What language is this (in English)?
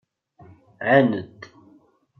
Kabyle